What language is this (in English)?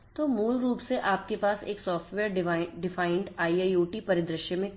Hindi